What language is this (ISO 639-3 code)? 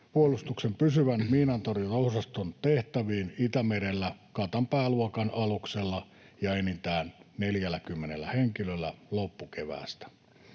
fin